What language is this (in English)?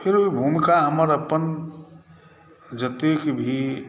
Maithili